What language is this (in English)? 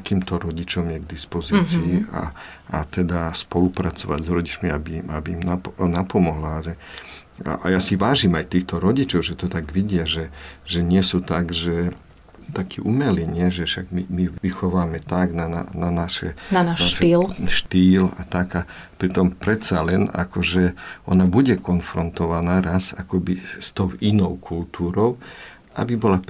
Slovak